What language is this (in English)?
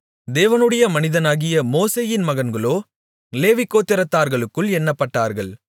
Tamil